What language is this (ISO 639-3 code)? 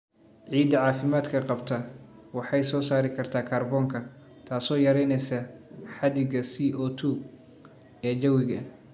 som